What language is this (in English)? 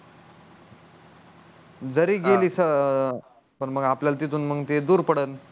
Marathi